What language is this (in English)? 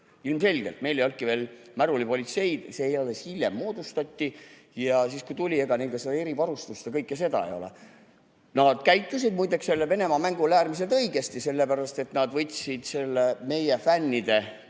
Estonian